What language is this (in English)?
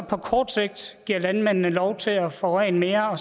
Danish